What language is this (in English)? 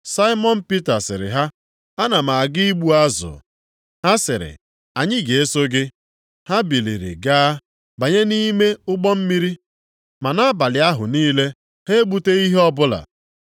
Igbo